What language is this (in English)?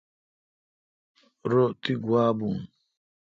Kalkoti